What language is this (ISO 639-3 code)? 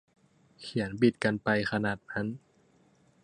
tha